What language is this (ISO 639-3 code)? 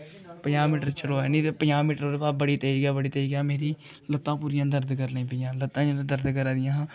doi